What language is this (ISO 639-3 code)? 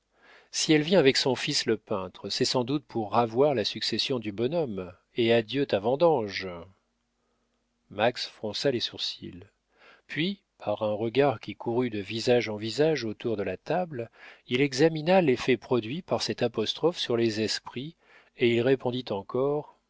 fra